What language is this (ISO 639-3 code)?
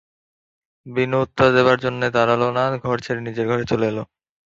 ben